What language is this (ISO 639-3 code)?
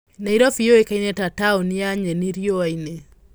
kik